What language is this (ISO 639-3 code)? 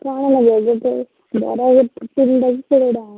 ori